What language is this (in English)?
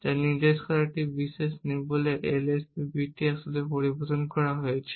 Bangla